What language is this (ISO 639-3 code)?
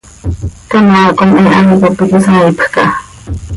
sei